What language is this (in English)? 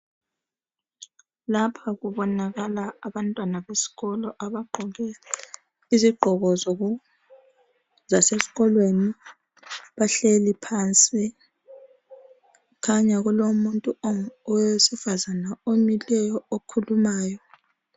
North Ndebele